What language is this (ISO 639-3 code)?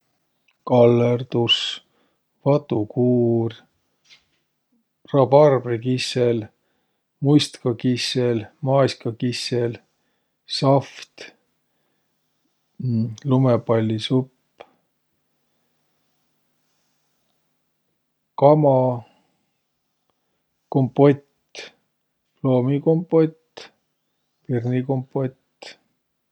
vro